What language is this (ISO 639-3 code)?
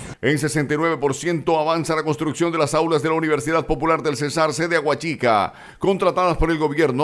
spa